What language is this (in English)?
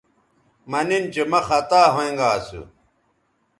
Bateri